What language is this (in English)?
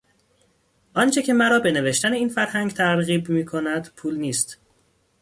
Persian